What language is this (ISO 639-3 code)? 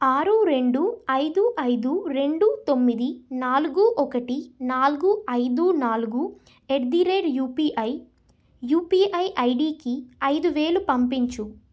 tel